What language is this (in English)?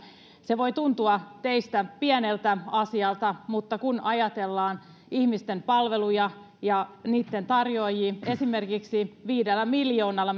Finnish